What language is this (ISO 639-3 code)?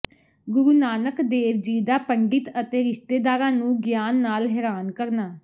pan